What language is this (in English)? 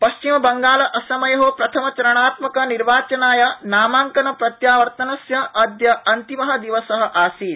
Sanskrit